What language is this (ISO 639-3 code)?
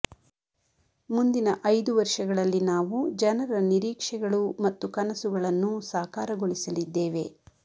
kan